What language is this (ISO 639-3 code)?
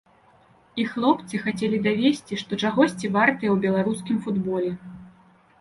bel